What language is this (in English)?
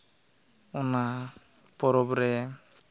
Santali